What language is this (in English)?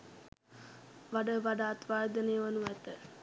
Sinhala